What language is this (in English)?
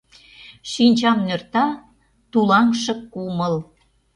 Mari